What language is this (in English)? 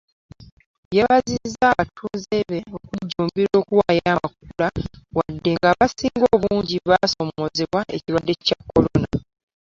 Ganda